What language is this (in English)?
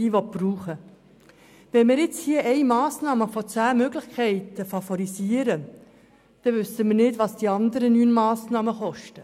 Swiss German